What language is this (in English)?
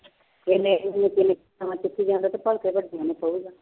Punjabi